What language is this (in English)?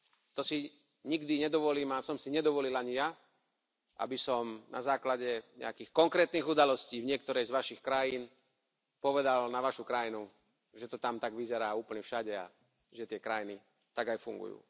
Slovak